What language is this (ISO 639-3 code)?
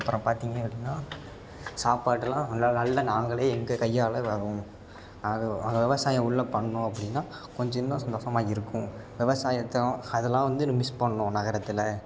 tam